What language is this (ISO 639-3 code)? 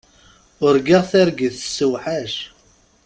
kab